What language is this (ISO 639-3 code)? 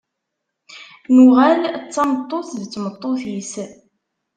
kab